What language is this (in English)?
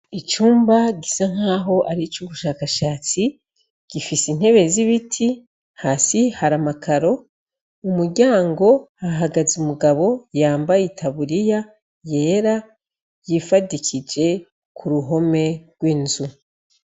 Rundi